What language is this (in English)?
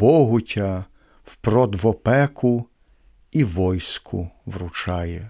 Ukrainian